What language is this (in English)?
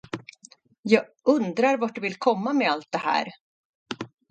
Swedish